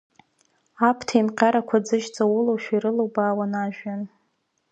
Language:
Abkhazian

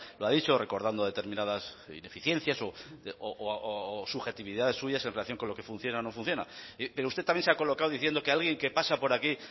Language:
Spanish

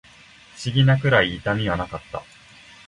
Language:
Japanese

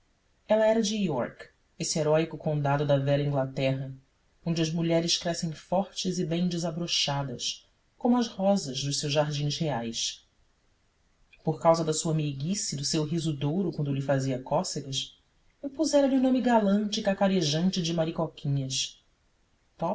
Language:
Portuguese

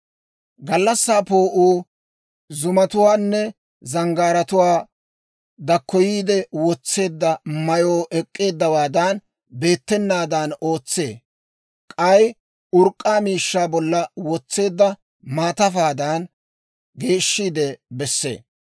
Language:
Dawro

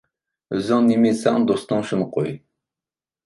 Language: Uyghur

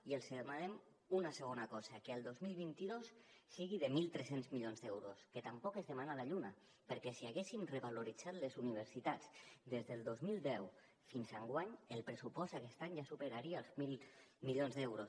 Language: Catalan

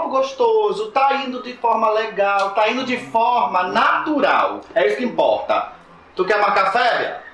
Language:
Portuguese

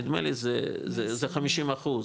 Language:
Hebrew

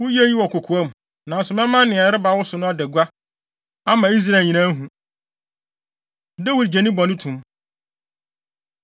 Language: Akan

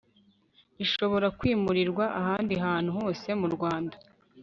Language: Kinyarwanda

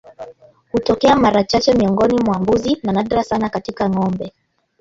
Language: Swahili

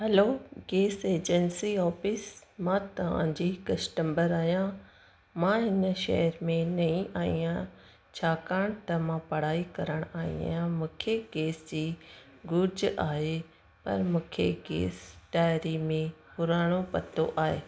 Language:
Sindhi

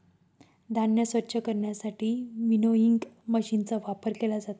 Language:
Marathi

